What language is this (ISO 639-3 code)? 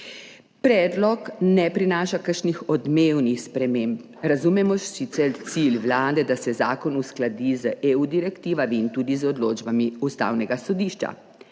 slv